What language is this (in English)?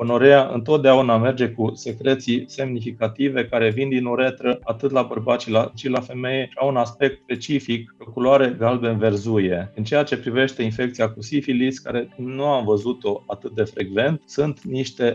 Romanian